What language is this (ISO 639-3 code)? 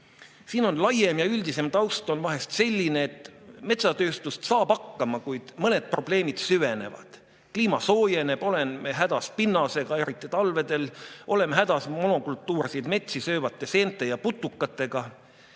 est